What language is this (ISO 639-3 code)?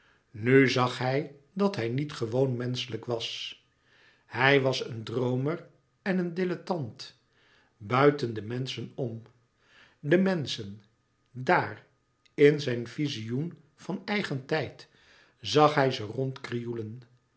nld